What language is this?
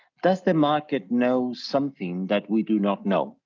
English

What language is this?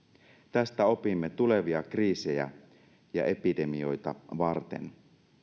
Finnish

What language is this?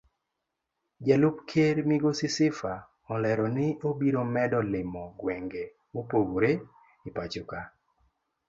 Luo (Kenya and Tanzania)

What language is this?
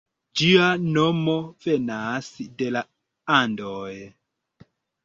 Esperanto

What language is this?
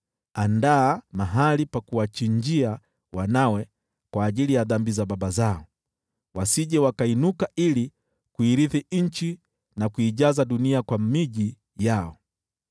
Swahili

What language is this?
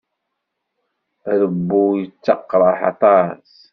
Kabyle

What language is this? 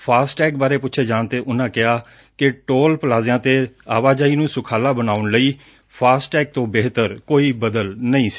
Punjabi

